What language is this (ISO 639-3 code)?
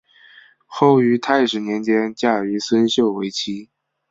zho